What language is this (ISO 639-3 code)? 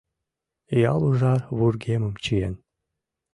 chm